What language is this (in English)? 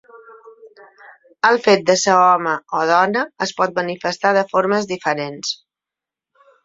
Catalan